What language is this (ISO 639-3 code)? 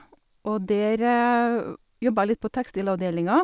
nor